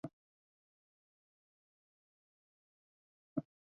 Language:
Chinese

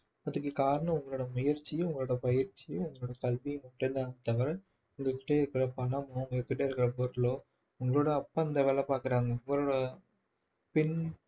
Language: Tamil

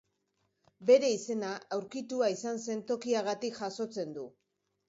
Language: Basque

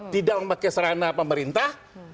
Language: Indonesian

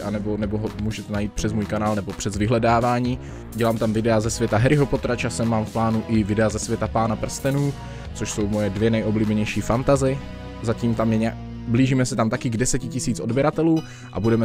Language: Czech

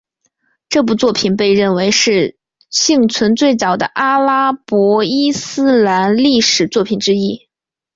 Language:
Chinese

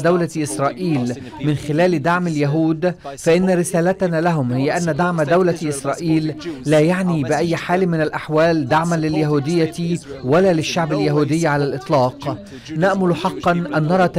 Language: Arabic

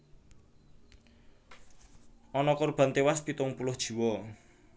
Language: Javanese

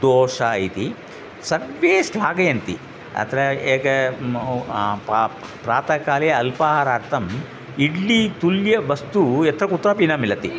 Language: Sanskrit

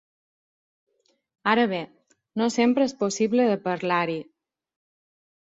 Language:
Catalan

